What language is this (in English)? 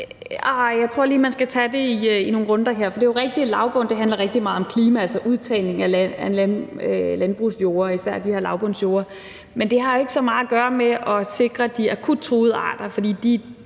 Danish